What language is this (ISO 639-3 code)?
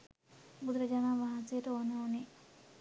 sin